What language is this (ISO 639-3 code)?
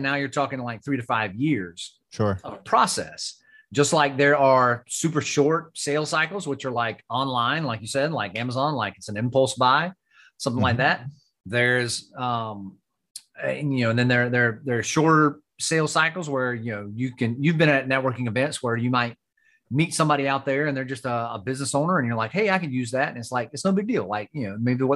eng